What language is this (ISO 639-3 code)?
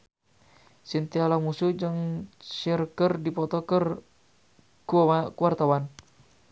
sun